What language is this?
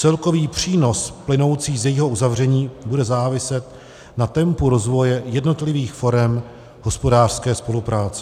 Czech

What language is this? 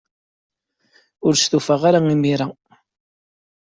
Kabyle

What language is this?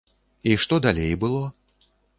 Belarusian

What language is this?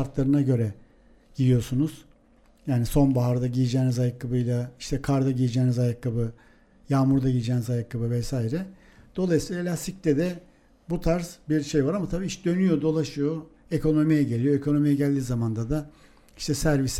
Turkish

